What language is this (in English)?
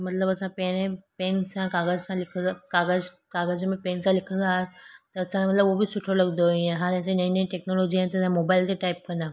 Sindhi